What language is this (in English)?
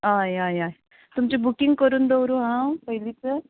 Konkani